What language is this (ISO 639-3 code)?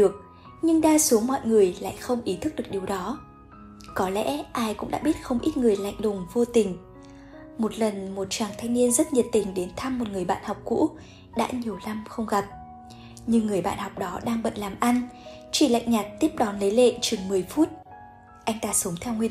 vie